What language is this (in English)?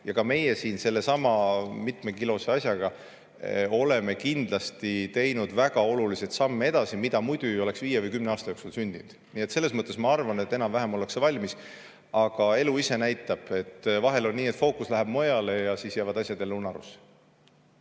Estonian